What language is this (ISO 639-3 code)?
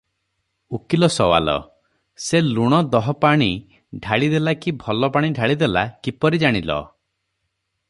ori